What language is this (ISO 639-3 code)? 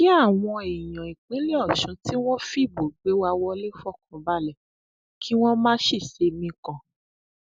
yor